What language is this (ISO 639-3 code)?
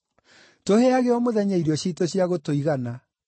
kik